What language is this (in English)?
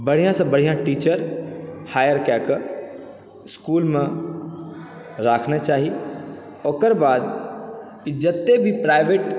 Maithili